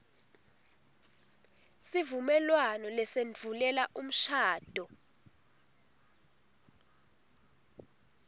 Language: Swati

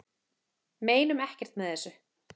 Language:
Icelandic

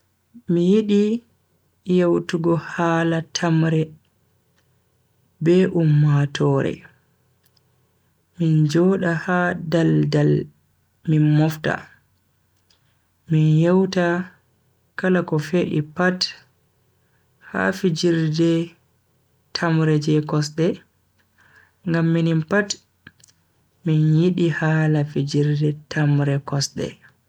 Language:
Bagirmi Fulfulde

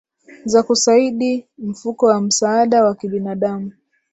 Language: Swahili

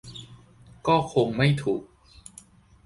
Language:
Thai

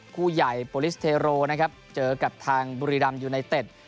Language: Thai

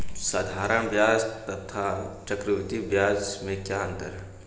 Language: Hindi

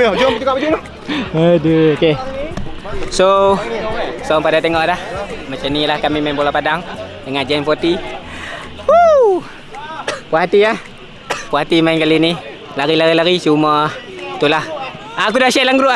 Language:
Malay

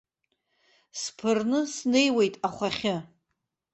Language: Abkhazian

